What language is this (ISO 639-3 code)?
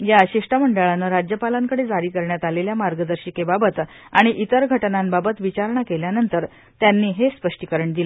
mar